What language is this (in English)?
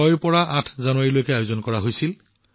Assamese